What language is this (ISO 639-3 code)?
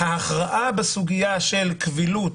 heb